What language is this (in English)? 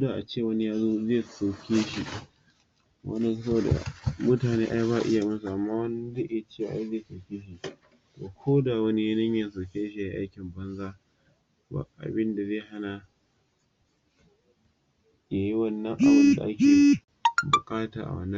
Hausa